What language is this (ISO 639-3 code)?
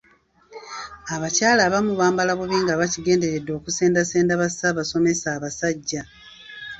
lug